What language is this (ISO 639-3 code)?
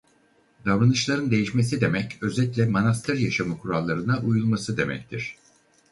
tur